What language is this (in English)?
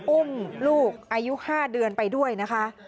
Thai